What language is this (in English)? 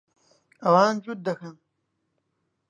Central Kurdish